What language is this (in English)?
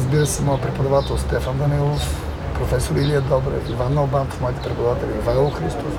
Bulgarian